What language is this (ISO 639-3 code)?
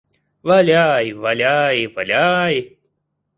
rus